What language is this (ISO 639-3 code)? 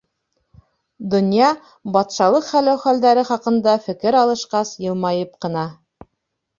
bak